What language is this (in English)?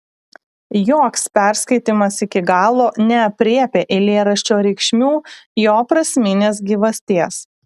Lithuanian